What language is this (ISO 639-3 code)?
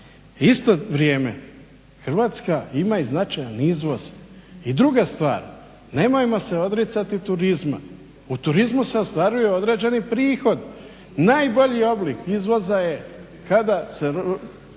hrv